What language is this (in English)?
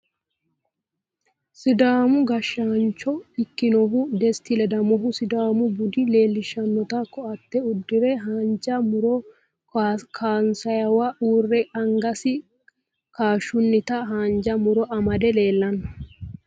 Sidamo